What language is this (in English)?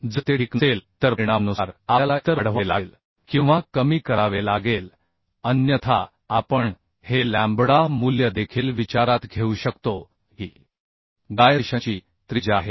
Marathi